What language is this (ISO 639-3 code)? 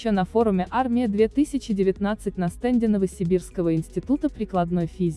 rus